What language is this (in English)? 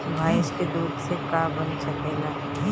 Bhojpuri